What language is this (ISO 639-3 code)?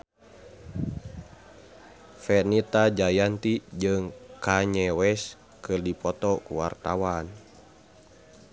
sun